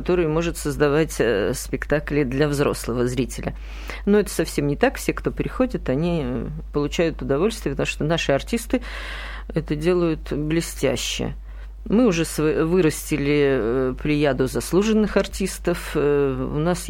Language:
Russian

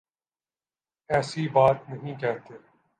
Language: Urdu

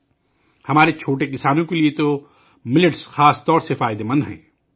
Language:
Urdu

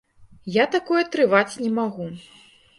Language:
Belarusian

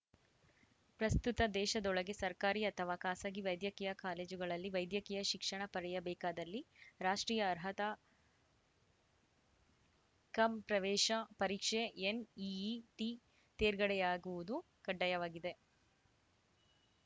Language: Kannada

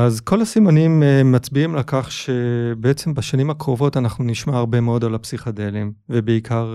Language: Hebrew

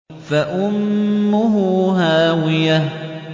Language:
Arabic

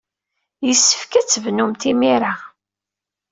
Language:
Kabyle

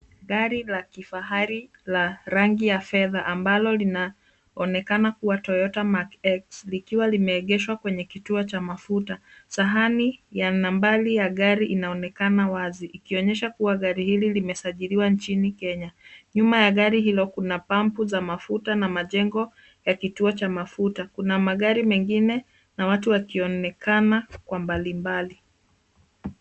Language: Swahili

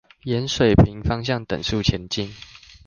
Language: Chinese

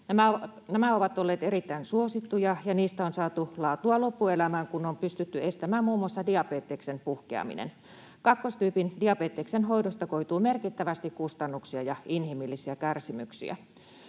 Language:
Finnish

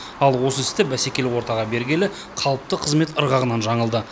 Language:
Kazakh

